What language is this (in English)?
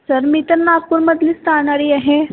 Marathi